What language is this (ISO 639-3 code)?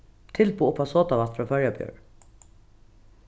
fao